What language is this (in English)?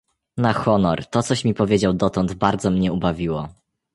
Polish